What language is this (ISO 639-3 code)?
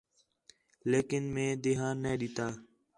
xhe